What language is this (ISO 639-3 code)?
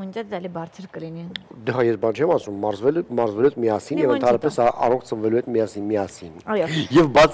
ron